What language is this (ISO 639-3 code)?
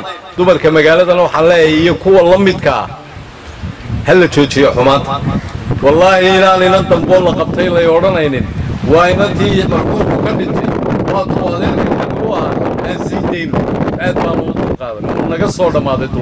ara